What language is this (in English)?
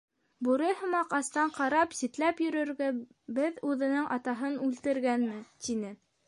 Bashkir